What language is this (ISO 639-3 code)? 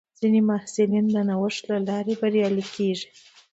pus